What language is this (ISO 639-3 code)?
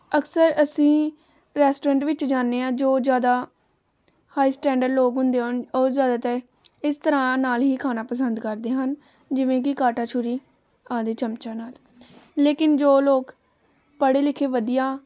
pan